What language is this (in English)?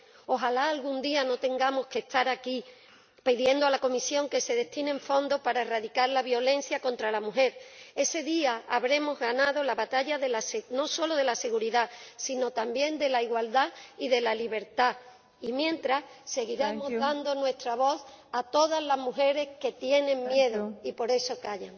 Spanish